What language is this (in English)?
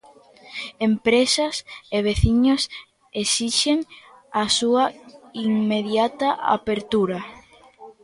Galician